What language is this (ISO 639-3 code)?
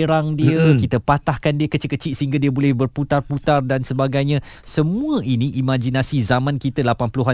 msa